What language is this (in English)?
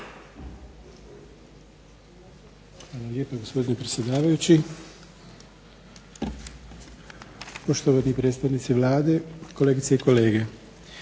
Croatian